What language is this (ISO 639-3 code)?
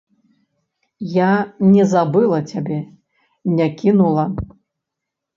bel